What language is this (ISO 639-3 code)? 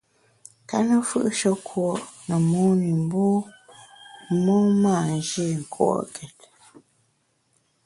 bax